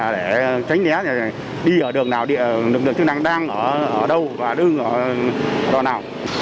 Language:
Vietnamese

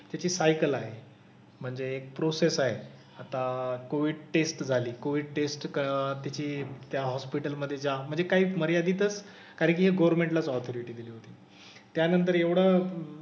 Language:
Marathi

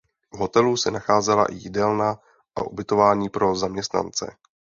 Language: Czech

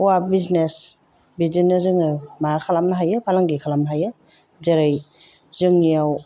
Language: Bodo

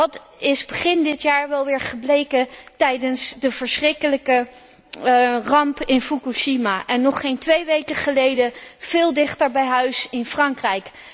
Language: Dutch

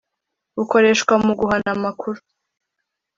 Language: Kinyarwanda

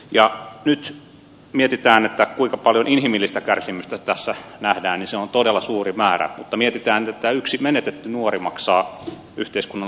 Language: Finnish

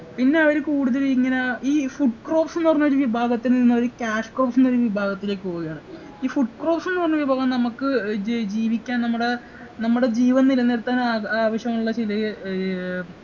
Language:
Malayalam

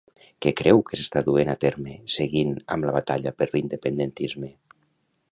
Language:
Catalan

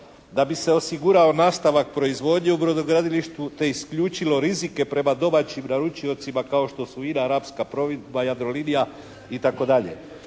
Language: Croatian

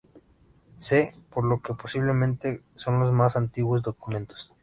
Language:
Spanish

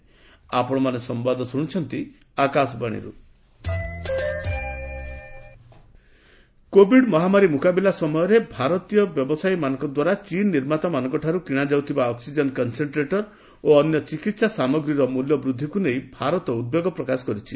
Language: Odia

